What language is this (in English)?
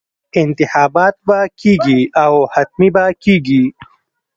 Pashto